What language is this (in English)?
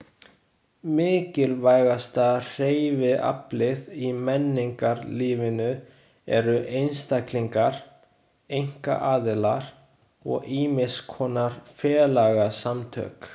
Icelandic